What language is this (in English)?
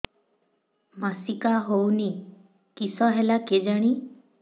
Odia